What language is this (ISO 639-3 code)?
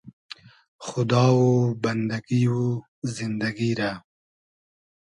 haz